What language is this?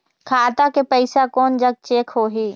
Chhattisgarhi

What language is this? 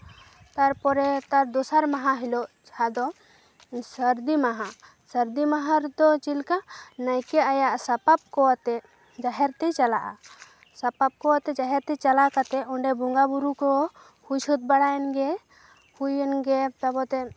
Santali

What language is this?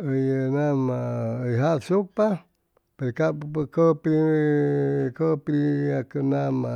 Chimalapa Zoque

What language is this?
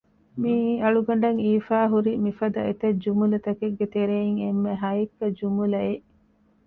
Divehi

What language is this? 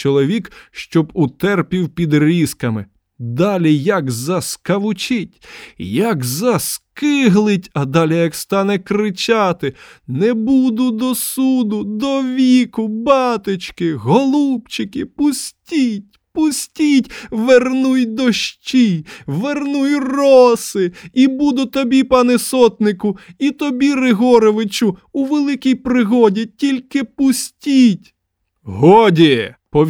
Ukrainian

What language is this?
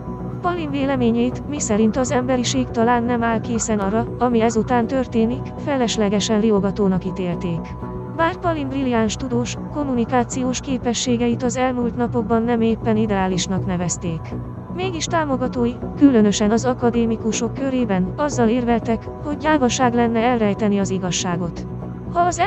Hungarian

